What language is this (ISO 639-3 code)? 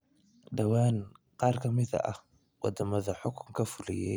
som